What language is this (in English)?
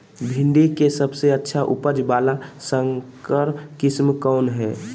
Magahi